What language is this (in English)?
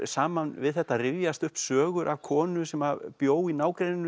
Icelandic